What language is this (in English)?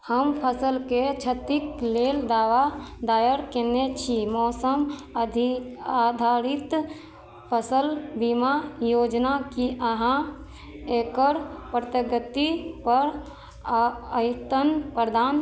Maithili